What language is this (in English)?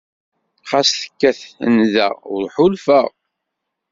Kabyle